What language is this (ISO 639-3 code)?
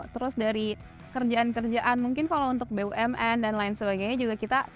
ind